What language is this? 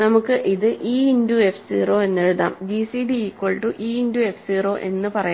Malayalam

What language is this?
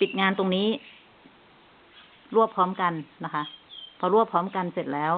Thai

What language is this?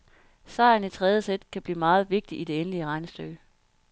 Danish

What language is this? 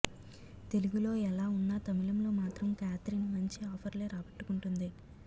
Telugu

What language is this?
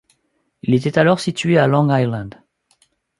French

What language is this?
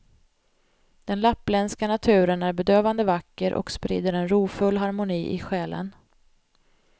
Swedish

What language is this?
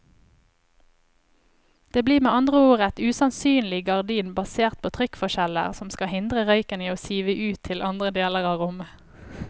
Norwegian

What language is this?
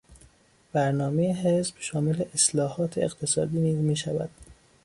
Persian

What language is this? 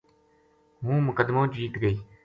Gujari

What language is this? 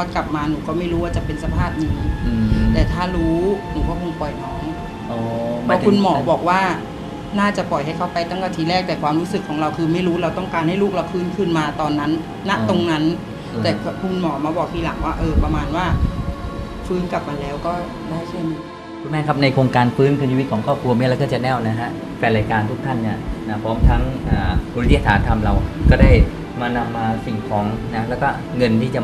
Thai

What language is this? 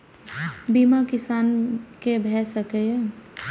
Maithili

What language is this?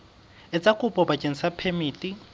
Southern Sotho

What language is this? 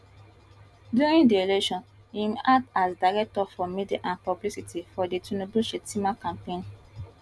Nigerian Pidgin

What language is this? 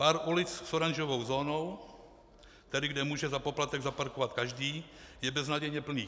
Czech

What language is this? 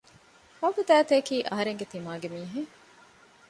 Divehi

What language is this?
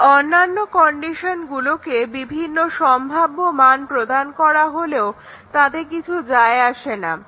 Bangla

